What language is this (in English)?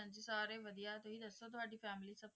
Punjabi